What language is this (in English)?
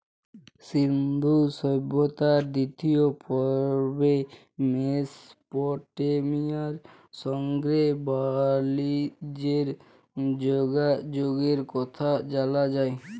Bangla